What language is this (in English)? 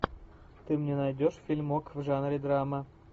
Russian